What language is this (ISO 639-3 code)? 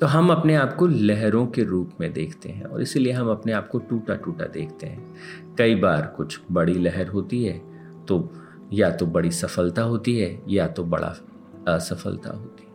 hin